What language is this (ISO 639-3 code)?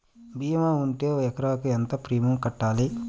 tel